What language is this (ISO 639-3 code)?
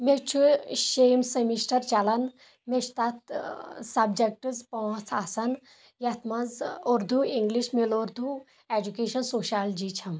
kas